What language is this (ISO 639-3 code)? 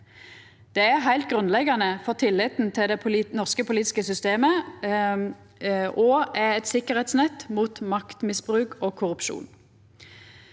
nor